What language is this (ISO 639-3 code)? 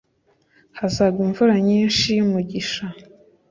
kin